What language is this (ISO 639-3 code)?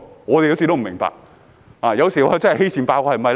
yue